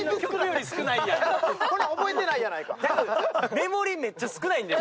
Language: Japanese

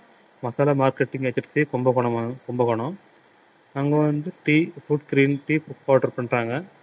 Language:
Tamil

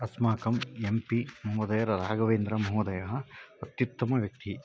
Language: Sanskrit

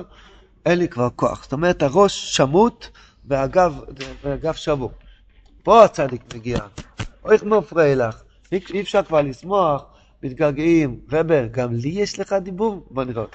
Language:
Hebrew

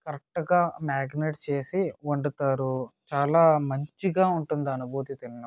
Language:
Telugu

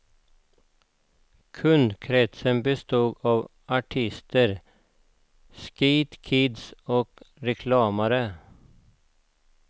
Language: Swedish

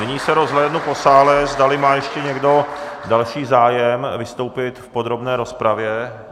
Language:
Czech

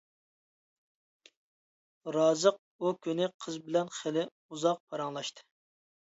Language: Uyghur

